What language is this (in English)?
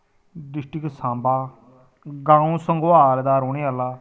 Dogri